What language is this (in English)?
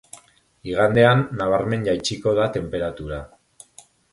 Basque